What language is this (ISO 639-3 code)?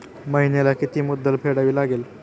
mar